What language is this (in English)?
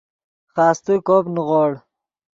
Yidgha